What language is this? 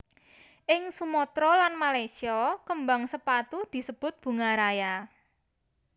Javanese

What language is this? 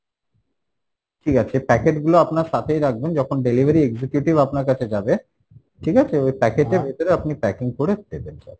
Bangla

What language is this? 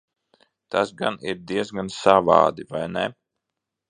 Latvian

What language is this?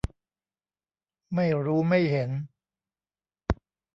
Thai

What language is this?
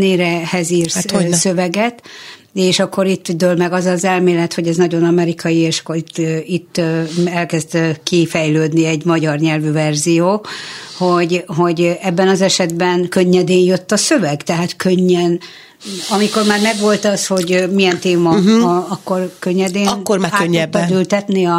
Hungarian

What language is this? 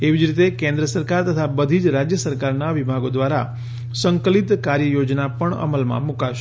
Gujarati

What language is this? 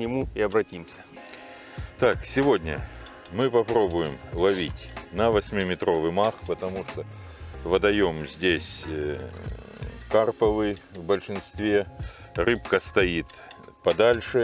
Russian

